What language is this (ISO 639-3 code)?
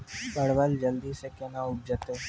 mai